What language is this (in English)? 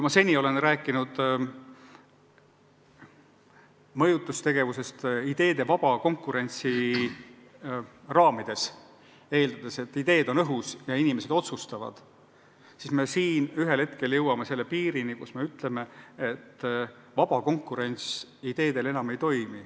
Estonian